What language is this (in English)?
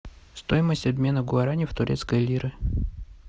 Russian